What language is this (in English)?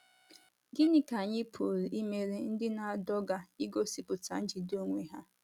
Igbo